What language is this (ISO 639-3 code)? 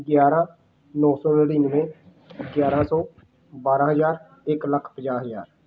pan